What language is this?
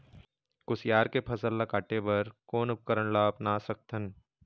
Chhattisgarhi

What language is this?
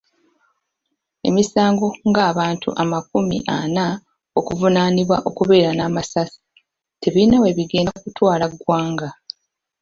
Ganda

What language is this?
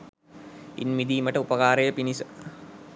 Sinhala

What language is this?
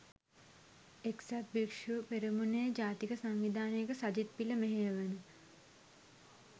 Sinhala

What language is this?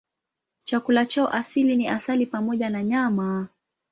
Swahili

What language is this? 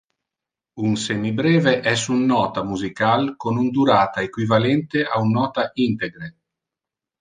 Interlingua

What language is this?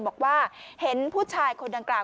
Thai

